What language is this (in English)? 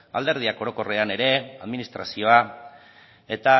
Basque